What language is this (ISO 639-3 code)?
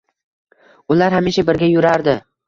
uzb